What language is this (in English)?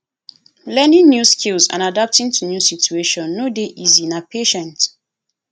Nigerian Pidgin